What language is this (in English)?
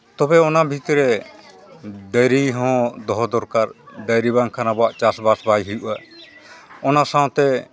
Santali